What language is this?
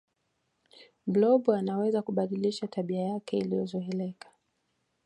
Swahili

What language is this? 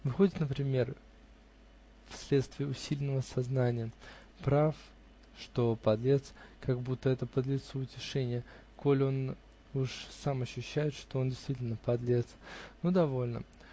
Russian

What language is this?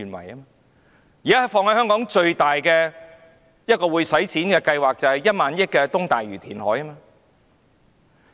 Cantonese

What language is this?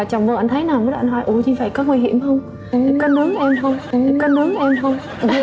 Vietnamese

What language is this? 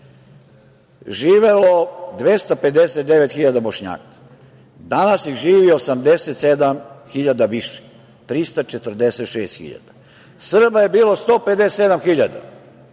Serbian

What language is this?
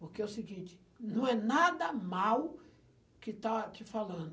Portuguese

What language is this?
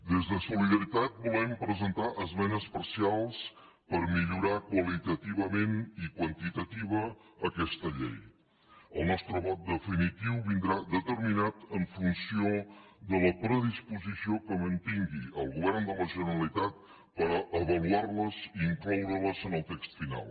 Catalan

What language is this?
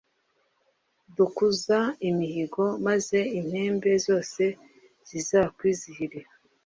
Kinyarwanda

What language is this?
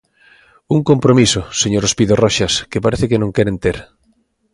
Galician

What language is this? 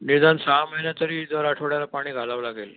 Marathi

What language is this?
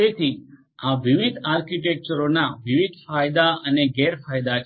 Gujarati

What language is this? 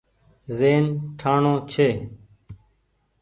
Goaria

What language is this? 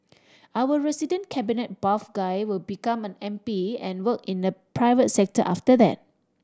English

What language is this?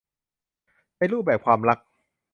Thai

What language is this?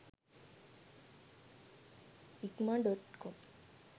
Sinhala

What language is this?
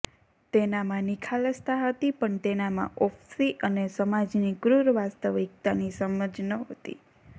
Gujarati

